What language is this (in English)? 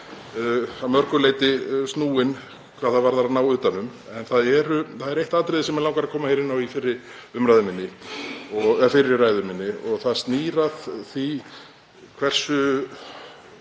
Icelandic